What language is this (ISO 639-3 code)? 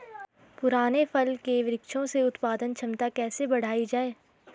hin